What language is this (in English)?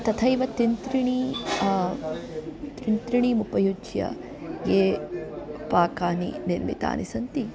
Sanskrit